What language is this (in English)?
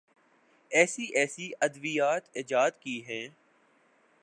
Urdu